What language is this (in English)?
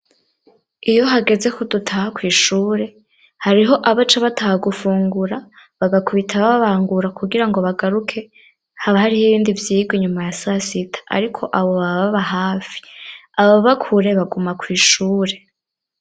Rundi